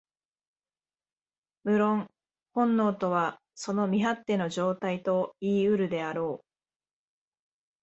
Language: Japanese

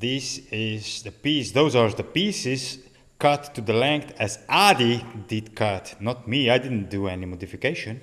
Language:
English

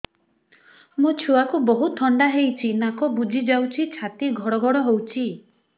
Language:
Odia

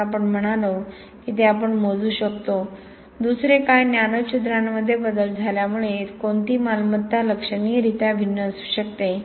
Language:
Marathi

